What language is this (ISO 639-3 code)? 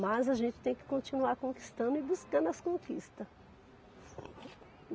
por